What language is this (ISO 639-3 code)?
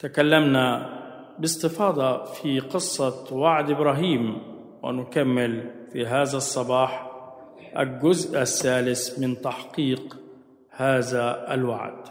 ara